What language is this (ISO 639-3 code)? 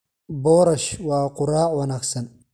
som